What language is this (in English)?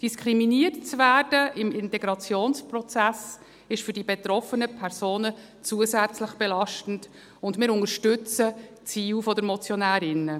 Swiss German